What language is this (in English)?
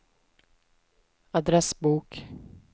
Swedish